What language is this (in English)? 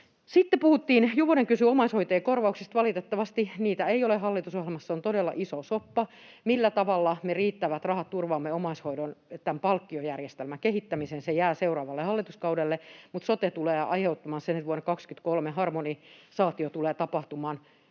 Finnish